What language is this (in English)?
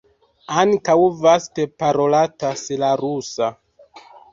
Esperanto